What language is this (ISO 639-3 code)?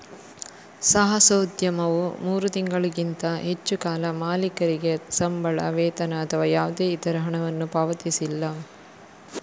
kan